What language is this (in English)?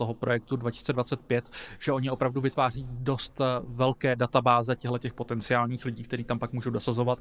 Czech